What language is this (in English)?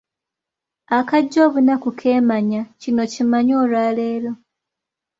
Ganda